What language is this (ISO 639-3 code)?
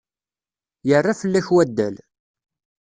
kab